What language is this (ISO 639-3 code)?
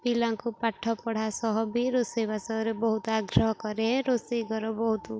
ori